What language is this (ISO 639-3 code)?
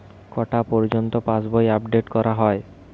ben